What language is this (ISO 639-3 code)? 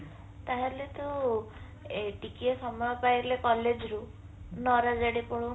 ori